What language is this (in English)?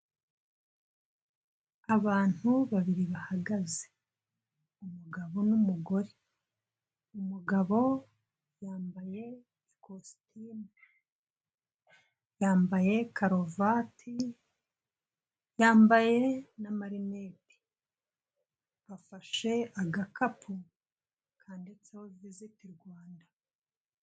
Kinyarwanda